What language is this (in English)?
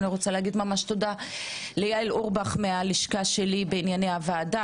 Hebrew